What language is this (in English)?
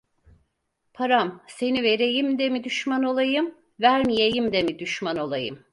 Turkish